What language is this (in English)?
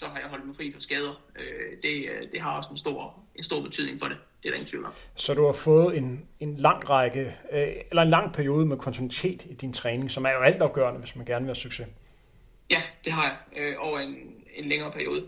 Danish